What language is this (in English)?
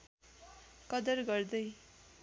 Nepali